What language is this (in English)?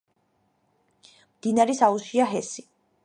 Georgian